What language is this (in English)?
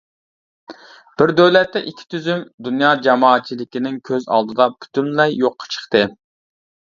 Uyghur